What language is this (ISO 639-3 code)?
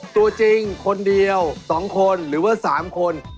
tha